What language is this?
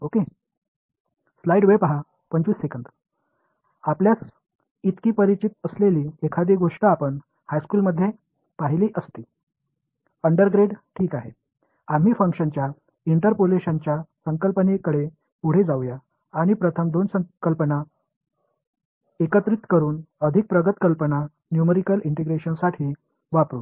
Tamil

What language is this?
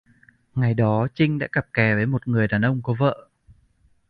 Vietnamese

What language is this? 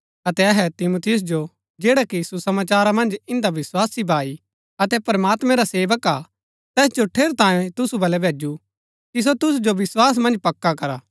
Gaddi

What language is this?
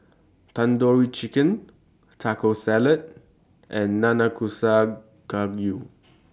English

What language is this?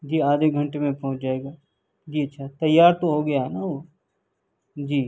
Urdu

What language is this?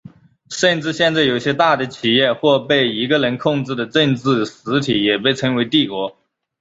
Chinese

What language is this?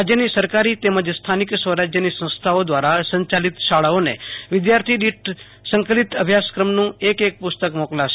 Gujarati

